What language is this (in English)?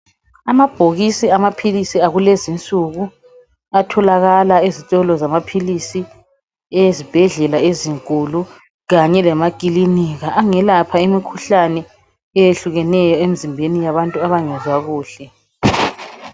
North Ndebele